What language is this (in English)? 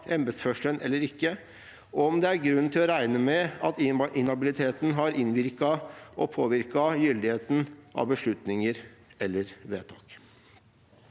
Norwegian